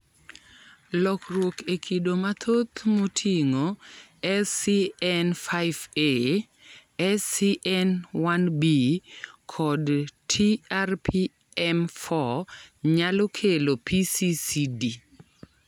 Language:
Luo (Kenya and Tanzania)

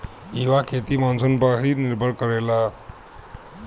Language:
Bhojpuri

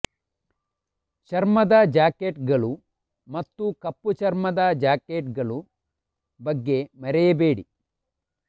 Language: Kannada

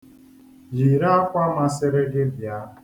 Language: Igbo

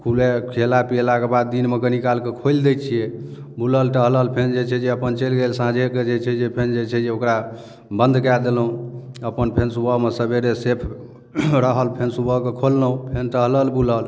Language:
Maithili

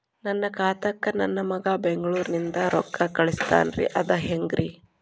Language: Kannada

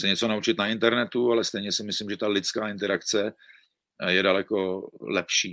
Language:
Czech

